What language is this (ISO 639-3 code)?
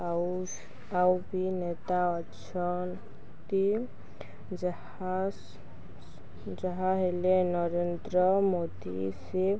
ori